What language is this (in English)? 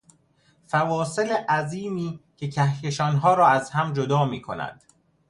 Persian